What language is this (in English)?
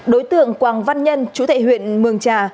Vietnamese